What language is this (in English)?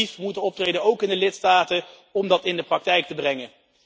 Dutch